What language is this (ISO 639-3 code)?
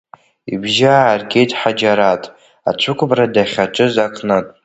abk